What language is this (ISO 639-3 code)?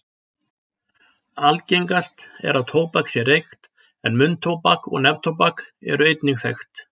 isl